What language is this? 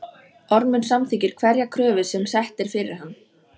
Icelandic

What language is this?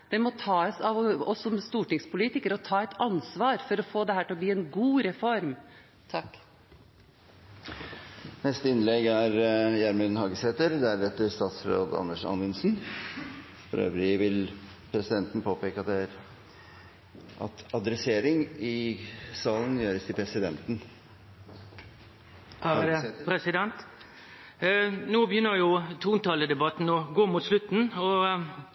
Norwegian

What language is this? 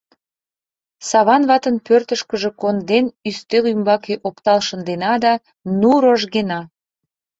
Mari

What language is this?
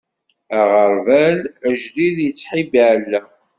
Kabyle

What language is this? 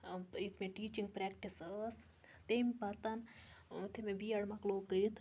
Kashmiri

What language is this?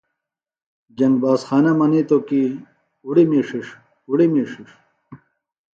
Phalura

